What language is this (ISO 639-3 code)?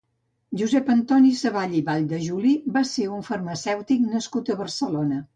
cat